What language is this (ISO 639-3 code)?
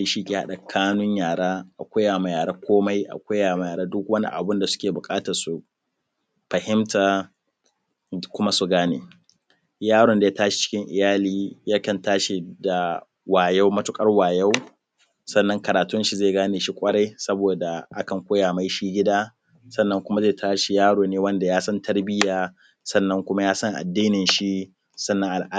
hau